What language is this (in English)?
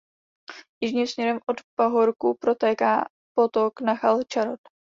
Czech